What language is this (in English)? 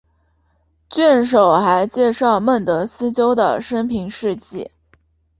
Chinese